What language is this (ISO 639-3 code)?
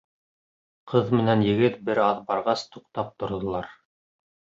bak